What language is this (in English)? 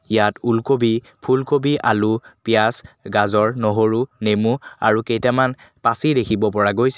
Assamese